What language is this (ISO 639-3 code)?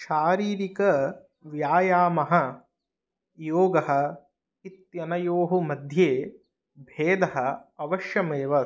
san